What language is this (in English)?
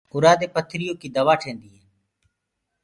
Gurgula